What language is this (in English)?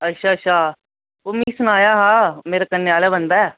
Dogri